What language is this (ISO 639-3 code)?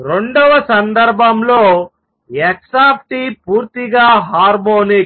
tel